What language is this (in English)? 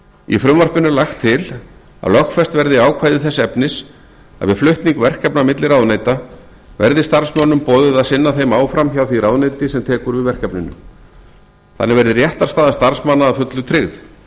Icelandic